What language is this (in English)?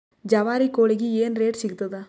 Kannada